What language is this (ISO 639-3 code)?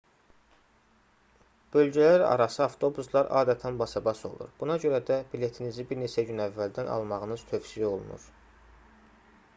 aze